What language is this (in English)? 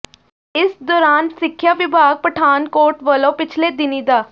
Punjabi